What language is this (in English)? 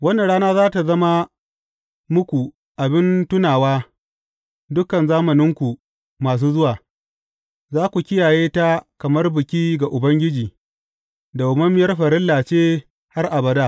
Hausa